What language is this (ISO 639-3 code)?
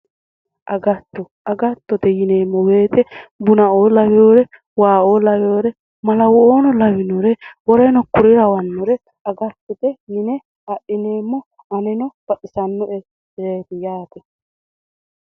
sid